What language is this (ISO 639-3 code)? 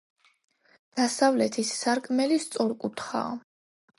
kat